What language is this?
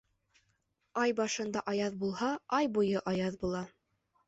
Bashkir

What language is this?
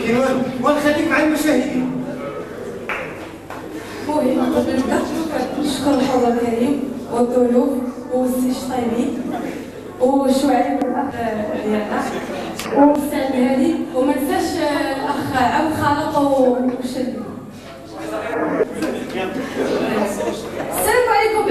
Arabic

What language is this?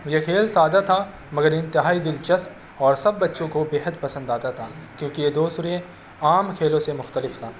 Urdu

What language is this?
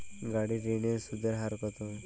Bangla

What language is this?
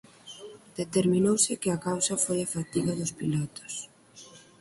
Galician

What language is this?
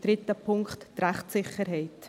Swiss German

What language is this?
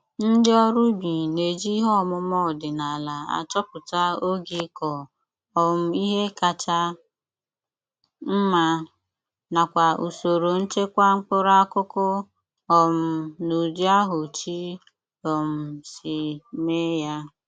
Igbo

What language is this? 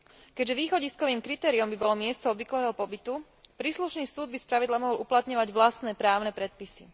Slovak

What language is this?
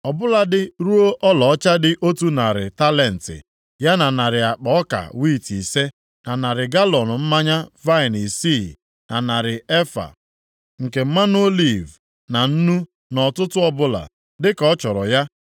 Igbo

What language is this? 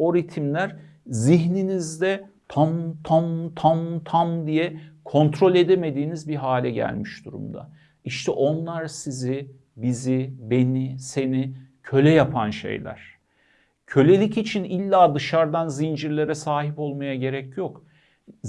Turkish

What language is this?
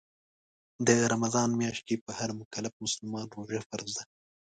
Pashto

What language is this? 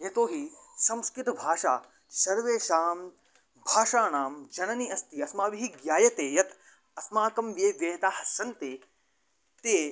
Sanskrit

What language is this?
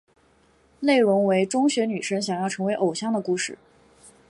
Chinese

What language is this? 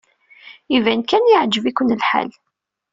Kabyle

